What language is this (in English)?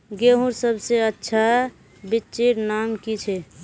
Magahi